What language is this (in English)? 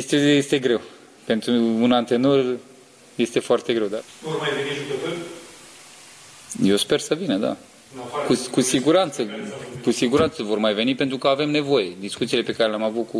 Romanian